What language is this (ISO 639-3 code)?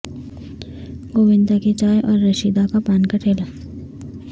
urd